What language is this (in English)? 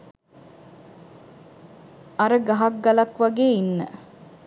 Sinhala